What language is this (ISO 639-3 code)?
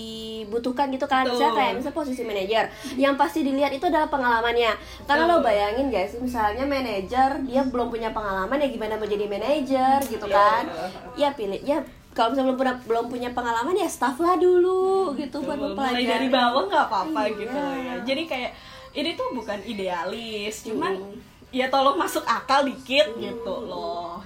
ind